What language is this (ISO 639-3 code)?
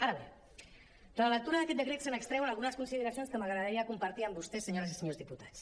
cat